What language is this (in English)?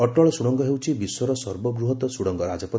Odia